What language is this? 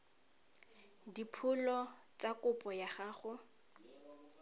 Tswana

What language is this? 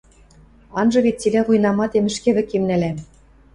Western Mari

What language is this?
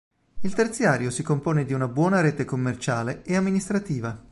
Italian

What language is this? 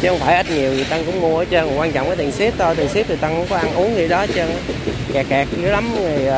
Vietnamese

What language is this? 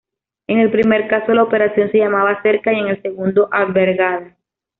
Spanish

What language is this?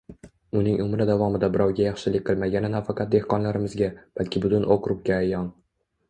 Uzbek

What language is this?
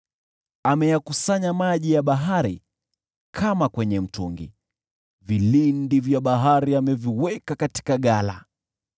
Swahili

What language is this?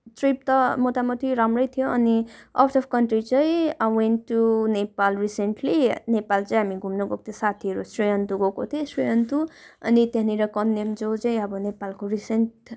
Nepali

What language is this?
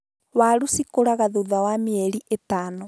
Kikuyu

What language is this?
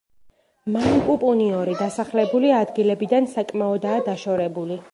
Georgian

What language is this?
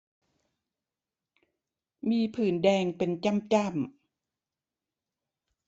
Thai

